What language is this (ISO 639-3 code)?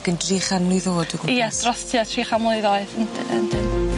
cym